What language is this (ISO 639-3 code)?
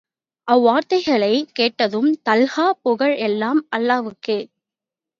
tam